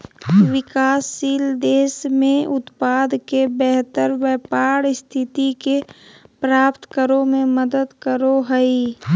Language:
Magahi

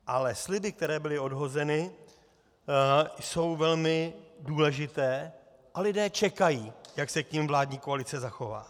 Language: Czech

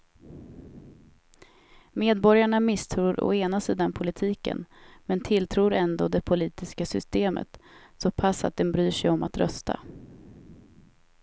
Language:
Swedish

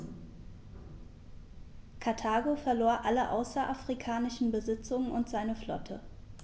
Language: German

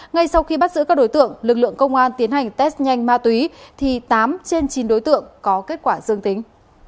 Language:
Vietnamese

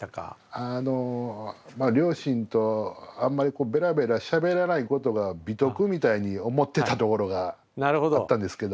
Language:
Japanese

